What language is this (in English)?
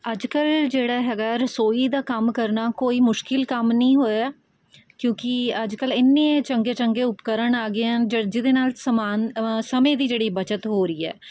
Punjabi